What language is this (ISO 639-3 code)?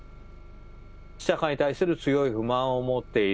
jpn